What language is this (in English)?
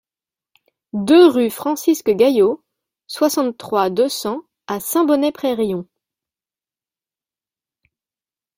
French